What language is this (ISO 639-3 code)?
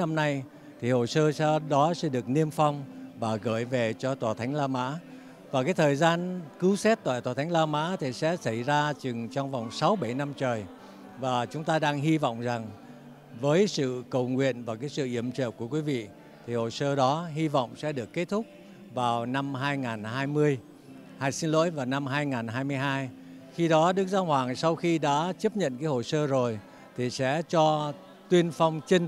vie